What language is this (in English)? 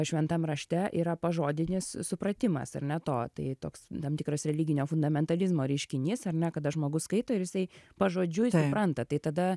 Lithuanian